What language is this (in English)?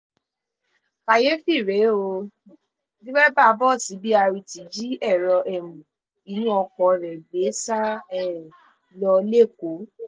Yoruba